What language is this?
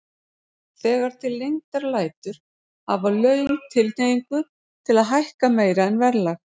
Icelandic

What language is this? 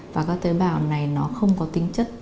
Vietnamese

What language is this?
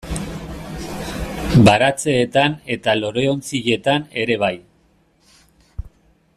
Basque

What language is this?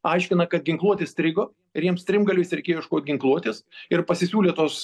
Lithuanian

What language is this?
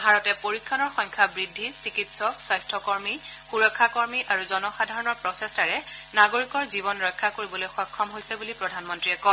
Assamese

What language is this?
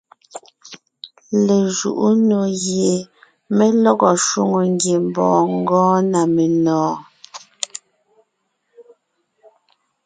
Ngiemboon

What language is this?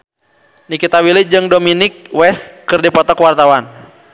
Sundanese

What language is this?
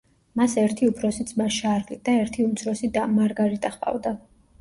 Georgian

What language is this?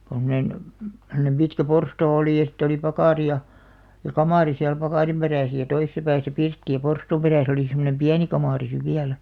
Finnish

